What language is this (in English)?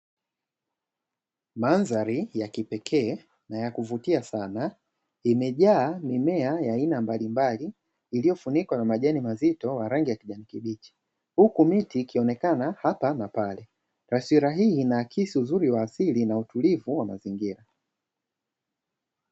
Swahili